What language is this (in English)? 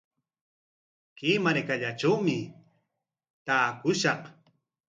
Corongo Ancash Quechua